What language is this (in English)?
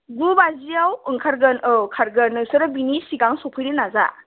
Bodo